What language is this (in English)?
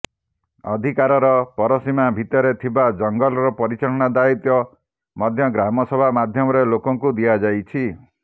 Odia